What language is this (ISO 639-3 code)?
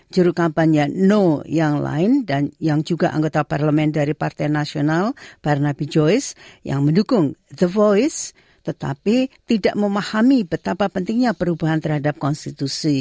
ind